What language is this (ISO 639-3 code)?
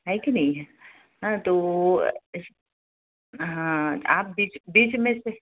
hin